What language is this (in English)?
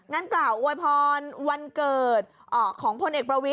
Thai